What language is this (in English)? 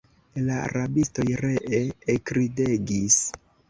Esperanto